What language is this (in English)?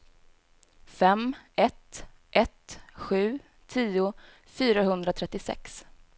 Swedish